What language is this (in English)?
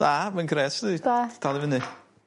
Welsh